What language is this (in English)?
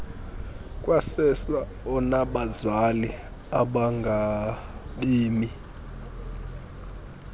Xhosa